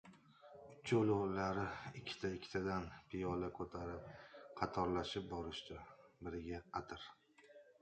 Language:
Uzbek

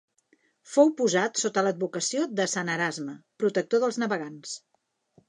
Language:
Catalan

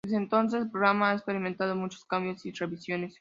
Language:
Spanish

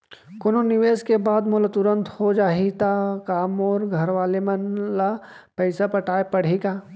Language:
Chhattisgarhi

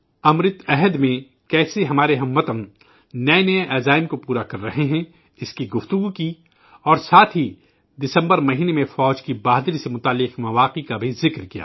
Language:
Urdu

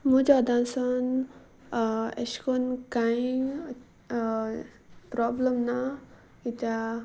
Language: Konkani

